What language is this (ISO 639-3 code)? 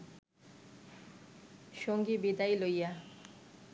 ben